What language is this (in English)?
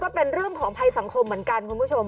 Thai